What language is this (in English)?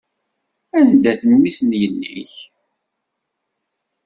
Kabyle